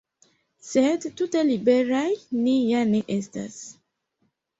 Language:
Esperanto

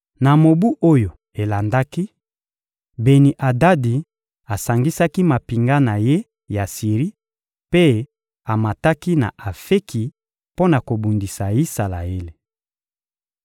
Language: Lingala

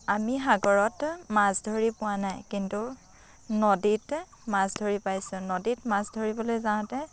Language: Assamese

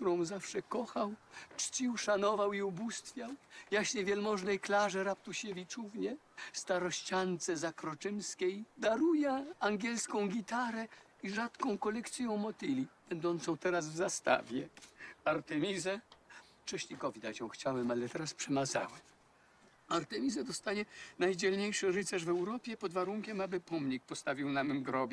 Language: Polish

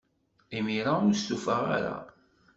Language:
Kabyle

